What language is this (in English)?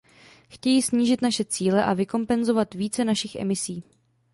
Czech